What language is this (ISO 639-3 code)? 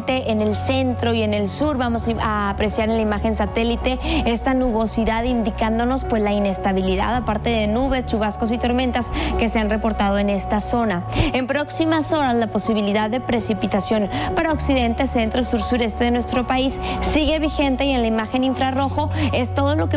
spa